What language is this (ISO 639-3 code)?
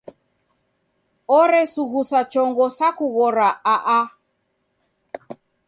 dav